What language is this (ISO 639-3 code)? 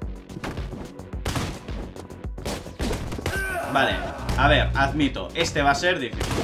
spa